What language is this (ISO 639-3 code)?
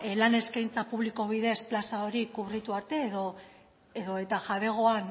eus